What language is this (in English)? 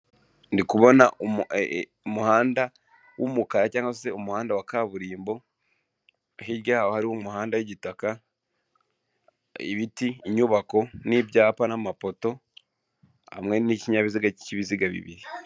Kinyarwanda